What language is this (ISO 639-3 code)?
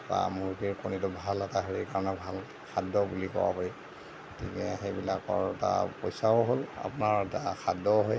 asm